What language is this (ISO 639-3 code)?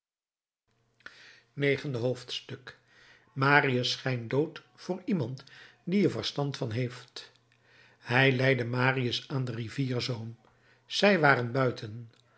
nld